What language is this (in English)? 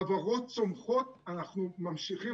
Hebrew